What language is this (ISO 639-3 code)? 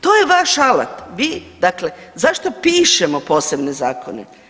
hrv